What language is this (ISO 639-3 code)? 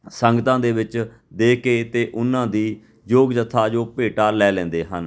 pan